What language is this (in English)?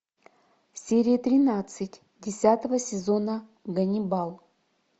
Russian